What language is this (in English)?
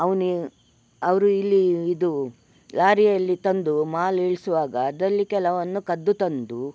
Kannada